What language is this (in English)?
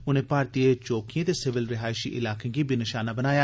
Dogri